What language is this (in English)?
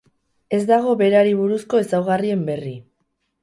Basque